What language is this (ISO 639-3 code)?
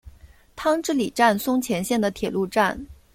zho